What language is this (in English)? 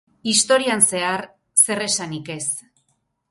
Basque